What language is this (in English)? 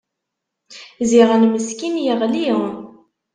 Kabyle